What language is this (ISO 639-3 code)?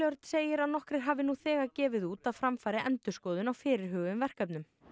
isl